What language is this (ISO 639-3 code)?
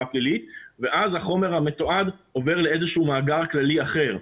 heb